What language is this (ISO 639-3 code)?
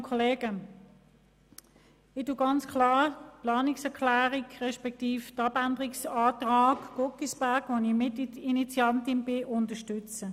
gsw